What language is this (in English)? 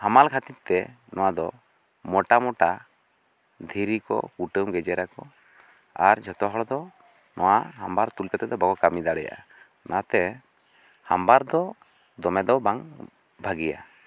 Santali